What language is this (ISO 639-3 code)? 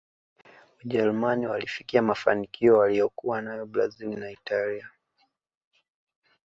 swa